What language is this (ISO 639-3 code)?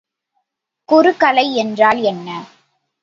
tam